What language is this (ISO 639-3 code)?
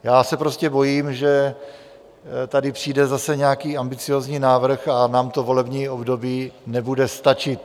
ces